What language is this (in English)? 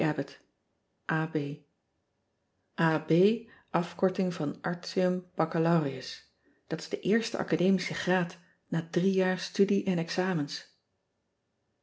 Dutch